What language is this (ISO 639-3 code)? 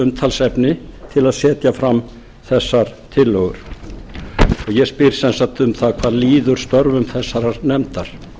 isl